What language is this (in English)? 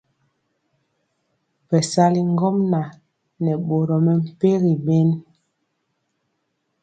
Mpiemo